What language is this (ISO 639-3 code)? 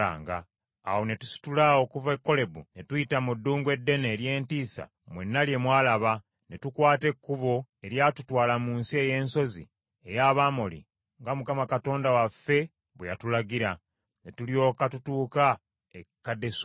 lug